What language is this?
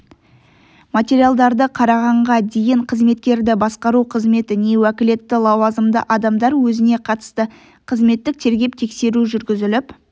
Kazakh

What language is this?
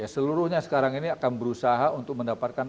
Indonesian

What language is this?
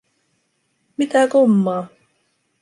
Finnish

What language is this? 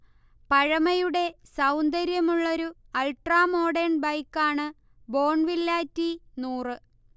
Malayalam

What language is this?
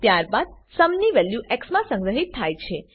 Gujarati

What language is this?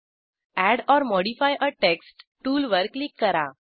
Marathi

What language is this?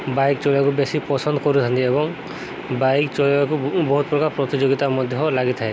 Odia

